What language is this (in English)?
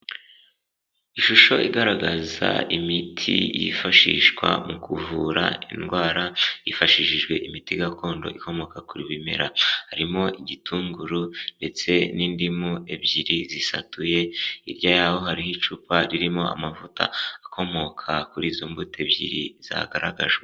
Kinyarwanda